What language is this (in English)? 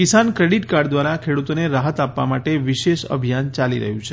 Gujarati